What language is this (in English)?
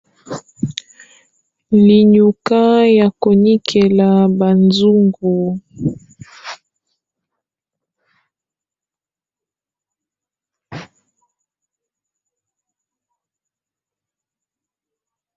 Lingala